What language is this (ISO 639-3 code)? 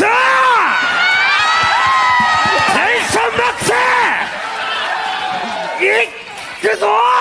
jpn